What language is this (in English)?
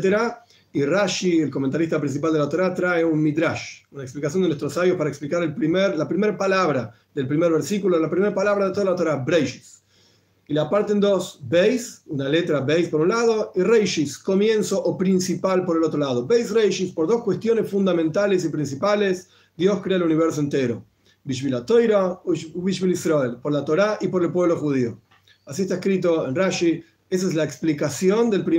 Spanish